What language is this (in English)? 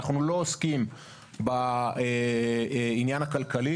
Hebrew